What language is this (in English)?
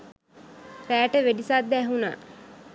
Sinhala